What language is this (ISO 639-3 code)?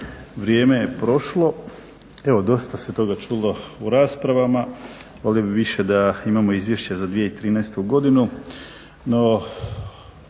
hrv